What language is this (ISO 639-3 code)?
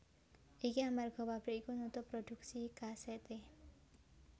jav